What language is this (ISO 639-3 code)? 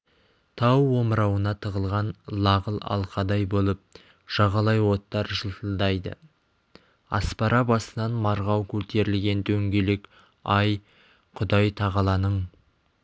kaz